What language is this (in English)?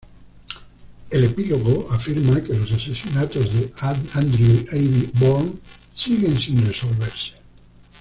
Spanish